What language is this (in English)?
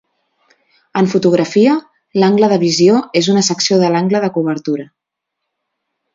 Catalan